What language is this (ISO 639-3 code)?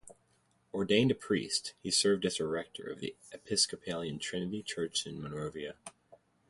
eng